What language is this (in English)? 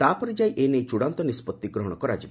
Odia